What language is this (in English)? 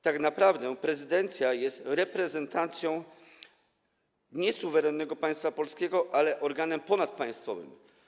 Polish